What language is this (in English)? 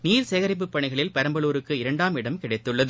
Tamil